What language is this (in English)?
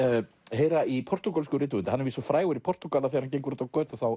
Icelandic